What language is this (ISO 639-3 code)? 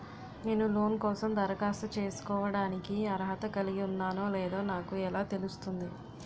tel